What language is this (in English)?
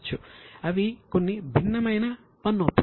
Telugu